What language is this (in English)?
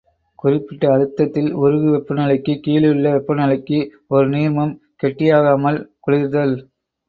Tamil